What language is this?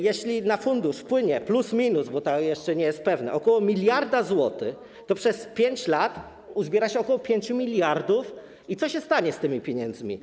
Polish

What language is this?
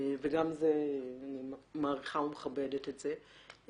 Hebrew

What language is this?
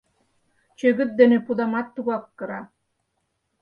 Mari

